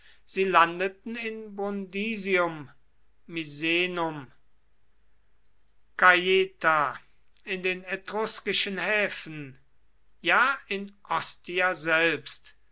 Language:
German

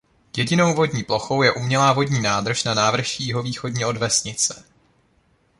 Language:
Czech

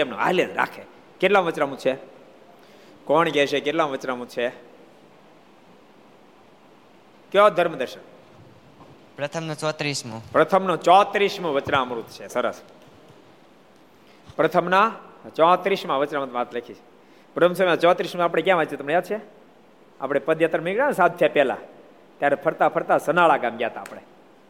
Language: Gujarati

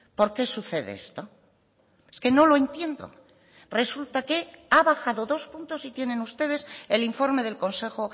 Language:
Spanish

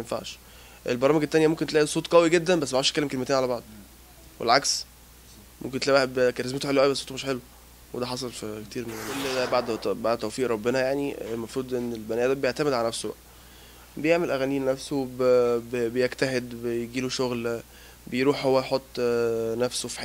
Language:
Arabic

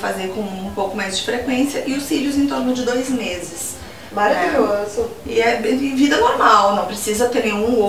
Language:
Portuguese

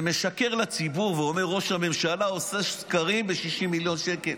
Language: Hebrew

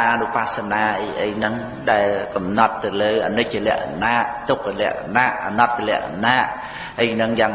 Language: Khmer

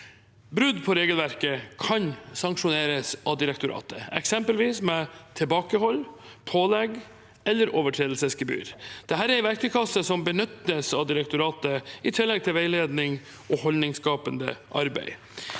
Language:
Norwegian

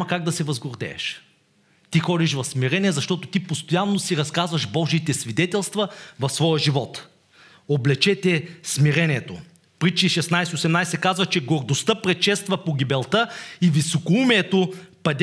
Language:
Bulgarian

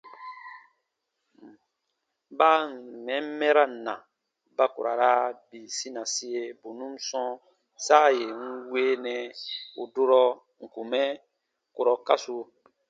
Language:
Baatonum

